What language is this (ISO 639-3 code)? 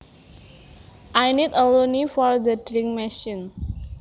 jav